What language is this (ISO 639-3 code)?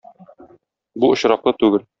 tat